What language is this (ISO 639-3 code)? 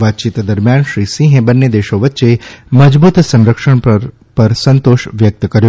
guj